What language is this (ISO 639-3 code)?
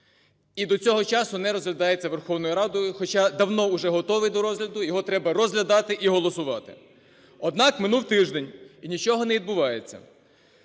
ukr